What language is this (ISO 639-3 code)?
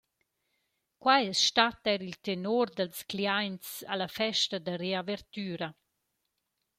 roh